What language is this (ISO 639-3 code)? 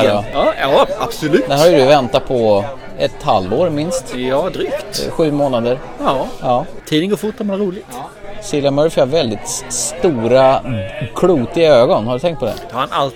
swe